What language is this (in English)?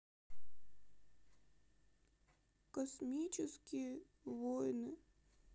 Russian